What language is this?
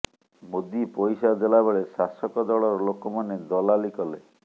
Odia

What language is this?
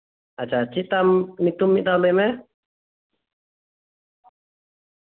Santali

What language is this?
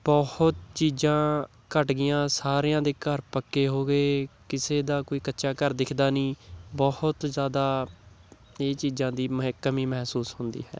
Punjabi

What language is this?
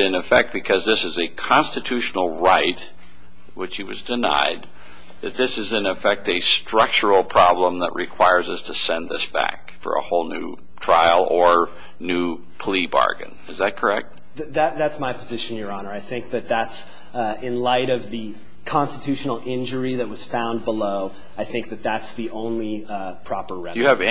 English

